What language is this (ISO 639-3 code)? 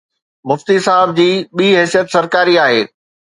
snd